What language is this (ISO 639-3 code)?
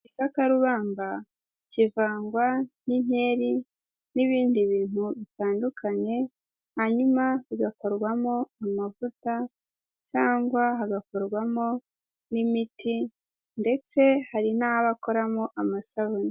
kin